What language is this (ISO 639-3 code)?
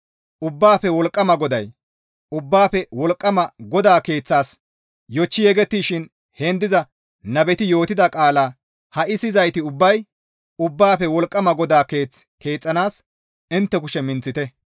gmv